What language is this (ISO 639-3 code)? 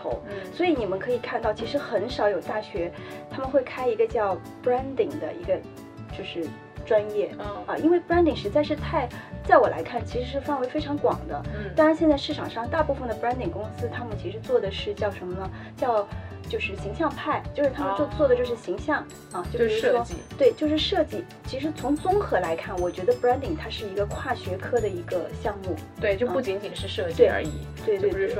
zho